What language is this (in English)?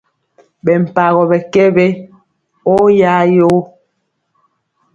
Mpiemo